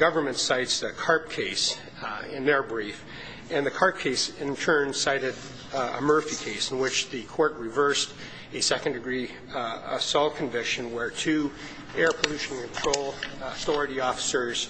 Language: English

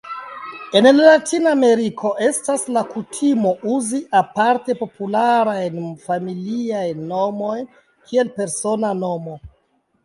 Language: Esperanto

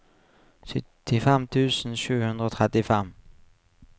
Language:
Norwegian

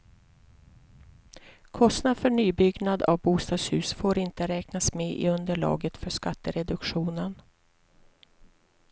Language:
Swedish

